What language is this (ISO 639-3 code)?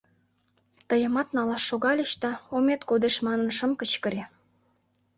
chm